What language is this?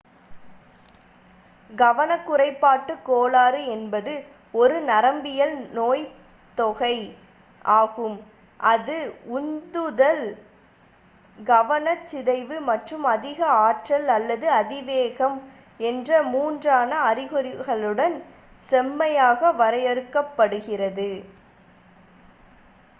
Tamil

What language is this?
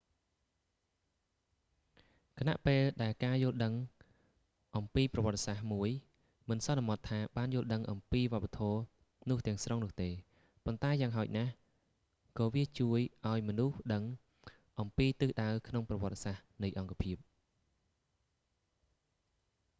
Khmer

